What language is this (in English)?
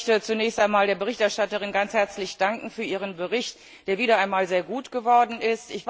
German